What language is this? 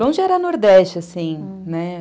Portuguese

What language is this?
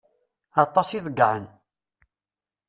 Kabyle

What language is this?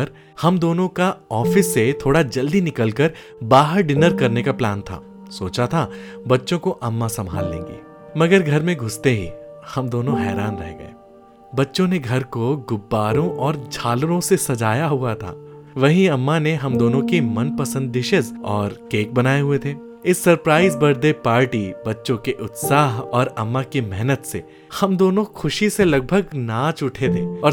Hindi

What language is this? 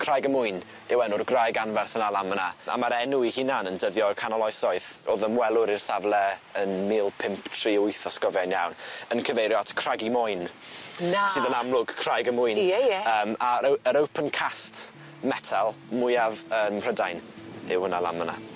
Welsh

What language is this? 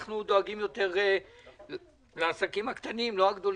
Hebrew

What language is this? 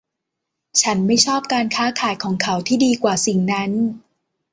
Thai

